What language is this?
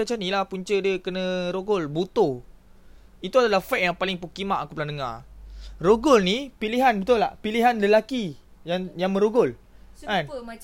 Malay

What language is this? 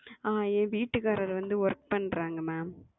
Tamil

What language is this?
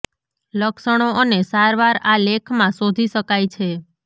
Gujarati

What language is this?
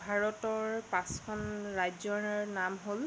Assamese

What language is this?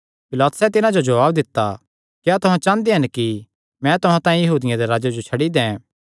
Kangri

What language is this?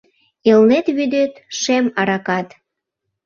Mari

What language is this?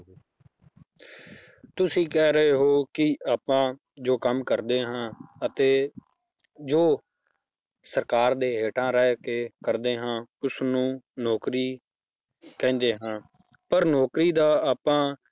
Punjabi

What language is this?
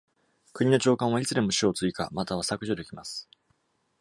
Japanese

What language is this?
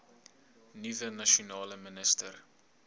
Afrikaans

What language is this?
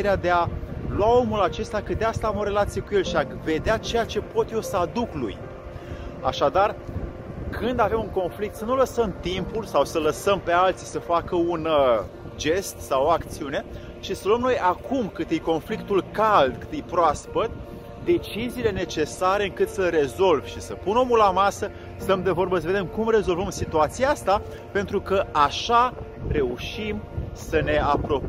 Romanian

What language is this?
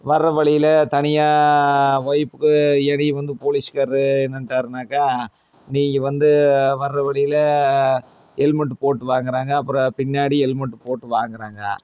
Tamil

